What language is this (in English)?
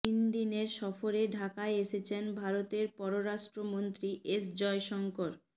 Bangla